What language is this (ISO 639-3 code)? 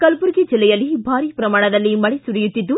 kan